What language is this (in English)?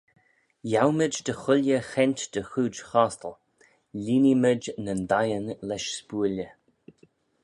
Manx